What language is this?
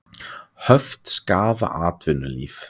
Icelandic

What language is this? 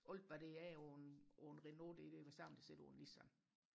Danish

